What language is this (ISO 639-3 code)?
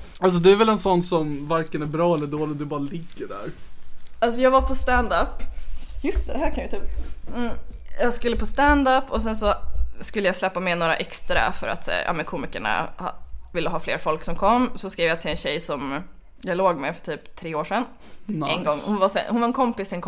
swe